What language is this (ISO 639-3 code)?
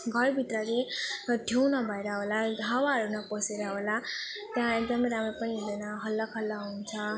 nep